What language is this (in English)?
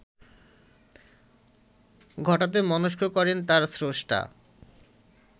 Bangla